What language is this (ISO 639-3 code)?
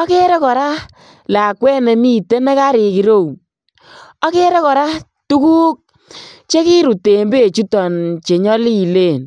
kln